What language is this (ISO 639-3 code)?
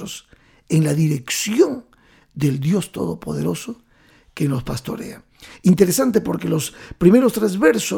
spa